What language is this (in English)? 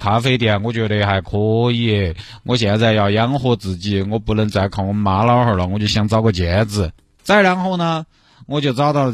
Chinese